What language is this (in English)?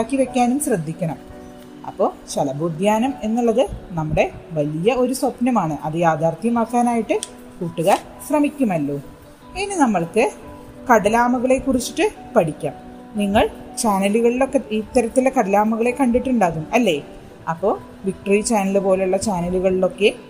Malayalam